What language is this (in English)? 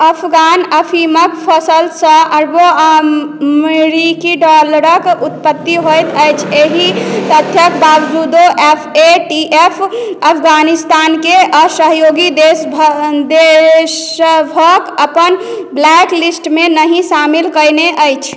Maithili